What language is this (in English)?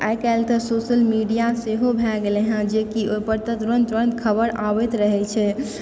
Maithili